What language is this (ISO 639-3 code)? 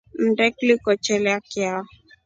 rof